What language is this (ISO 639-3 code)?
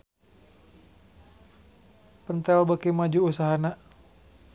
sun